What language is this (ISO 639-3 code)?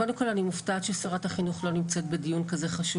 heb